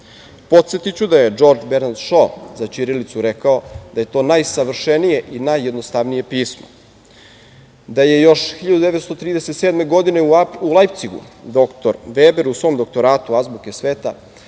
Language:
Serbian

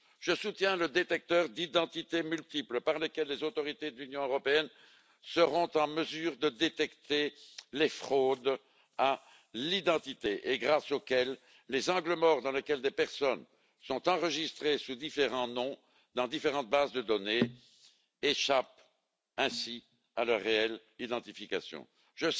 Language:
French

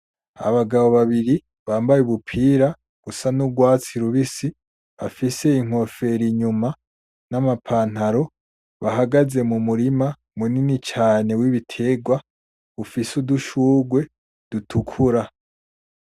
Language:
Rundi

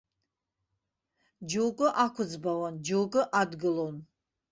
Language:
Abkhazian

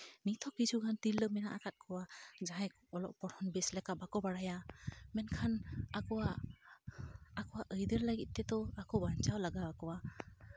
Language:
Santali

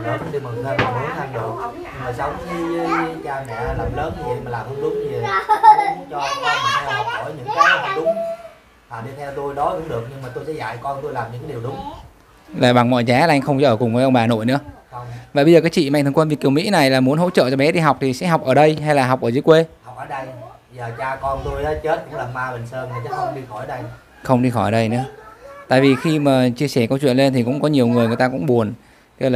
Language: Vietnamese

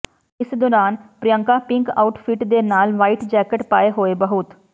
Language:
Punjabi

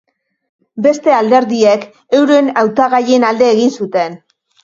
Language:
Basque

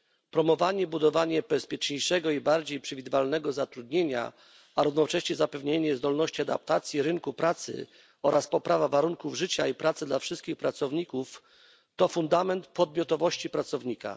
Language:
Polish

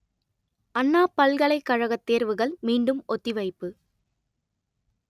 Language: Tamil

